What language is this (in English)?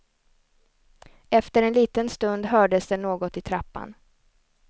Swedish